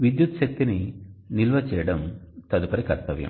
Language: Telugu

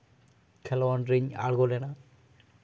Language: Santali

